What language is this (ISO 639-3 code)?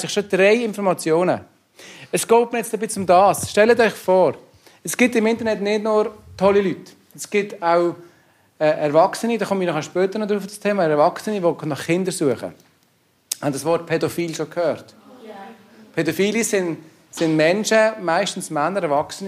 deu